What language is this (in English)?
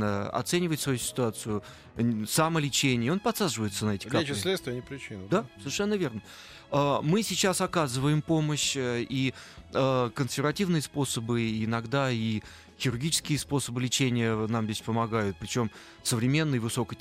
Russian